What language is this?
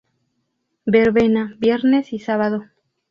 Spanish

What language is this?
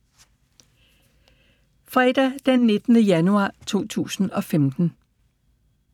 Danish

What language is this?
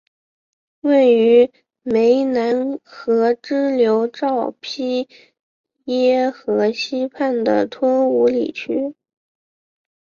Chinese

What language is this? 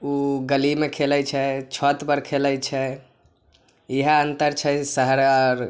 Maithili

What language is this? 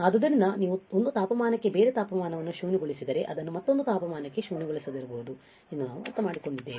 Kannada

